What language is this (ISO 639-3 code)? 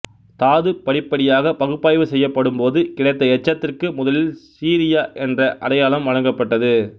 tam